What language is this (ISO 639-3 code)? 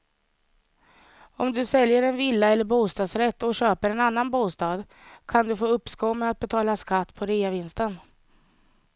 swe